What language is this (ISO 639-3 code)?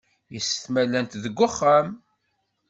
kab